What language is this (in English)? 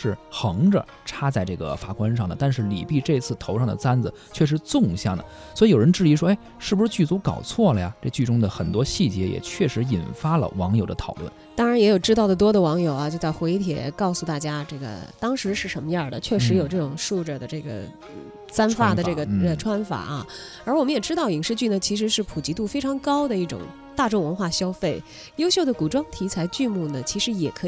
Chinese